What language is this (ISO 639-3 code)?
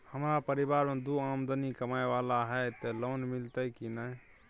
mai